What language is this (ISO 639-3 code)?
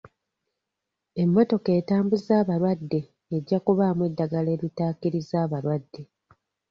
lug